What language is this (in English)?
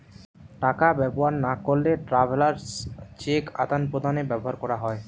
Bangla